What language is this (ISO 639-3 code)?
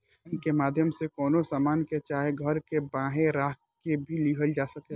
bho